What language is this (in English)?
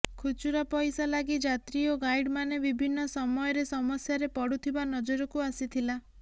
Odia